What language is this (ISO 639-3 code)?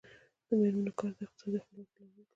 pus